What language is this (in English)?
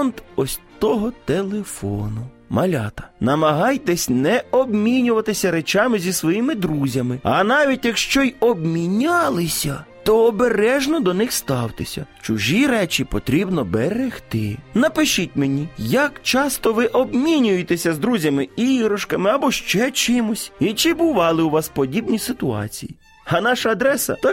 Ukrainian